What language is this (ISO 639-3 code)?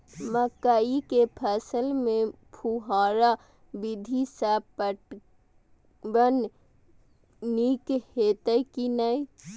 mai